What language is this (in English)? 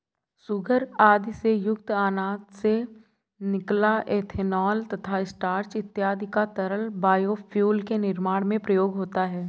Hindi